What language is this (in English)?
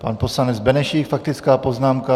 Czech